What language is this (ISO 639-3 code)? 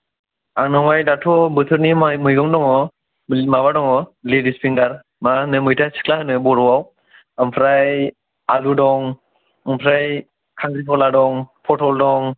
brx